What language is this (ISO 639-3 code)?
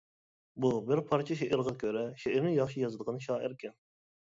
uig